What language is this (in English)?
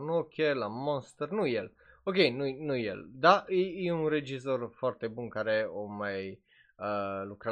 Romanian